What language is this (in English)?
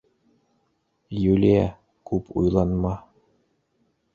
Bashkir